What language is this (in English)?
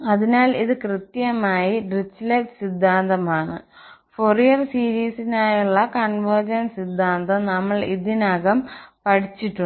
Malayalam